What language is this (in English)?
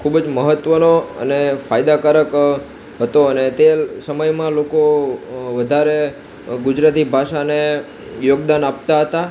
Gujarati